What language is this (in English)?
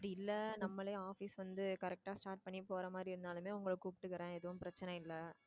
Tamil